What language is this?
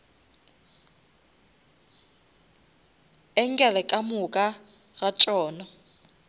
Northern Sotho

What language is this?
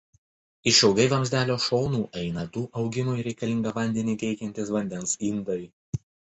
Lithuanian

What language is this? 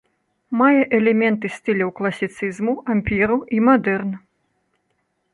Belarusian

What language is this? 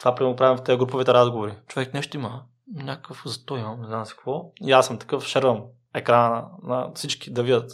Bulgarian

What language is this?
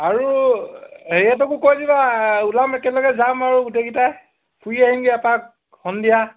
Assamese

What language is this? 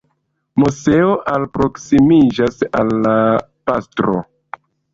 Esperanto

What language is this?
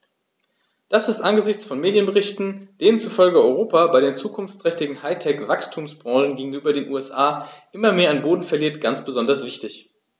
German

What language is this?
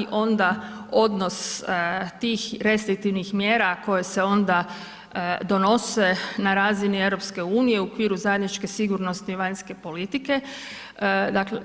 Croatian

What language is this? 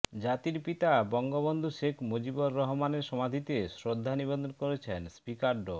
Bangla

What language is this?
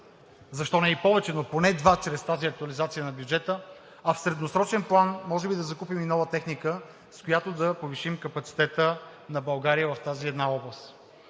Bulgarian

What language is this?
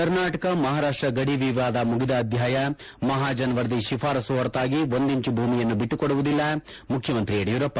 Kannada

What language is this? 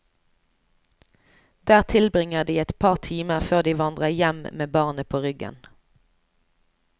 Norwegian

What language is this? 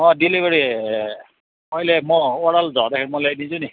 Nepali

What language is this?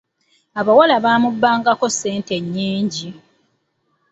Ganda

